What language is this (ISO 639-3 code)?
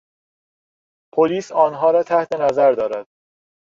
fas